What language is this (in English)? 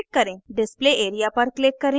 Hindi